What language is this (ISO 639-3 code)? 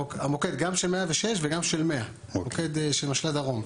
heb